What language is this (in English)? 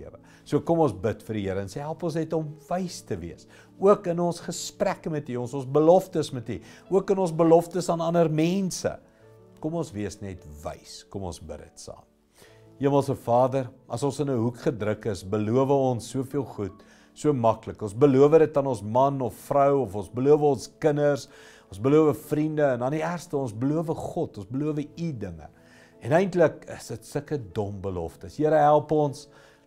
Dutch